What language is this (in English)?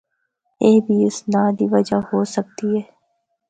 Northern Hindko